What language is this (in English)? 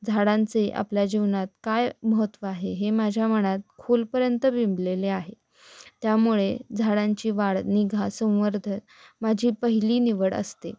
Marathi